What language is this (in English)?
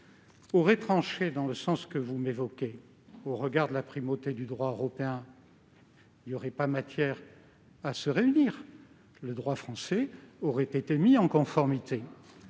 French